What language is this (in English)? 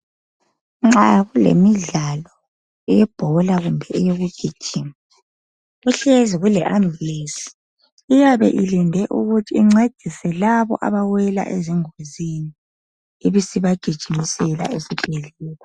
North Ndebele